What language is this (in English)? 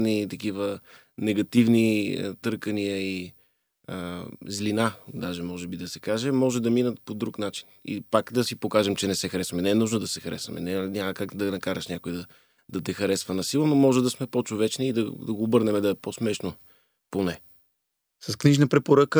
Bulgarian